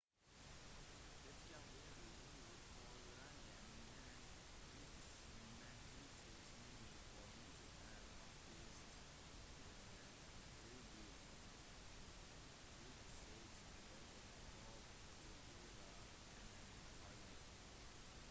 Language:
Norwegian Bokmål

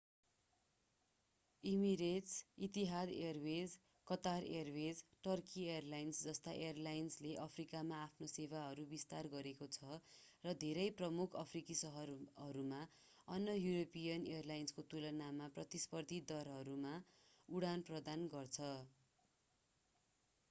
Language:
Nepali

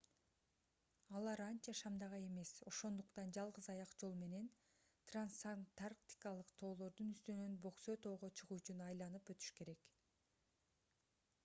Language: Kyrgyz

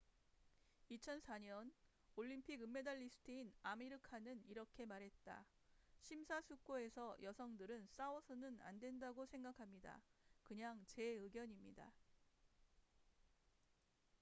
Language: Korean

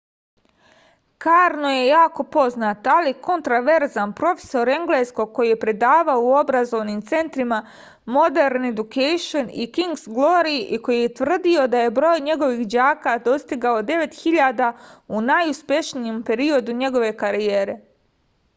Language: Serbian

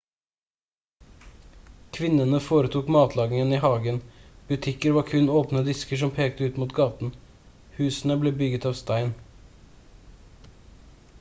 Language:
Norwegian Bokmål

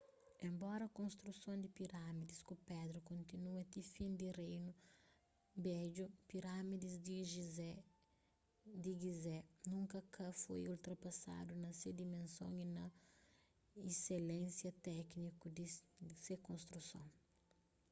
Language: Kabuverdianu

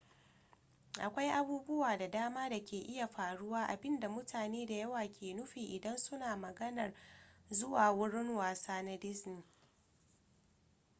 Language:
Hausa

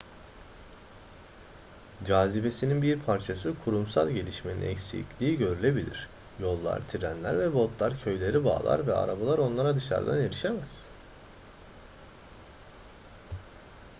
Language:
Turkish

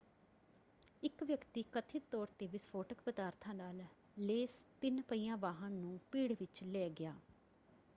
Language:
Punjabi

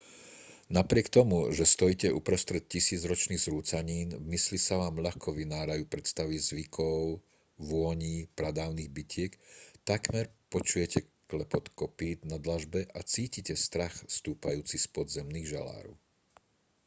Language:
Slovak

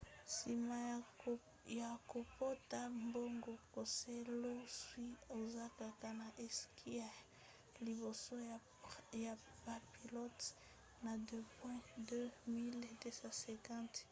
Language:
Lingala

